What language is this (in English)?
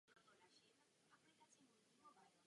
Czech